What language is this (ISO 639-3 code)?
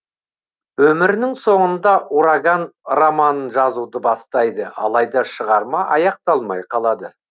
kaz